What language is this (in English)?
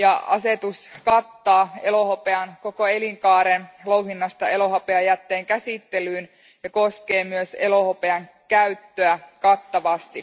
Finnish